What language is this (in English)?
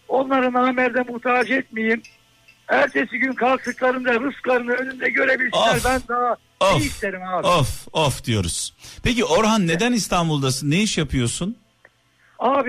Turkish